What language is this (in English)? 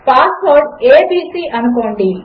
Telugu